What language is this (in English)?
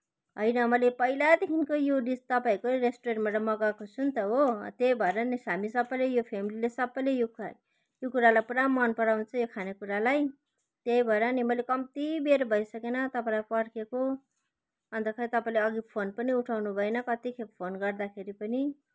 Nepali